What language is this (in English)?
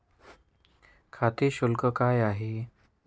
Marathi